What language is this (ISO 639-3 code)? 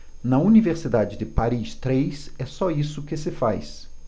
por